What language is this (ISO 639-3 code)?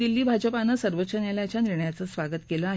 mar